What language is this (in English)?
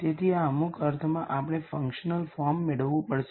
Gujarati